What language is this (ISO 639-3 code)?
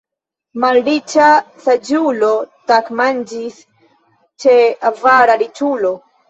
epo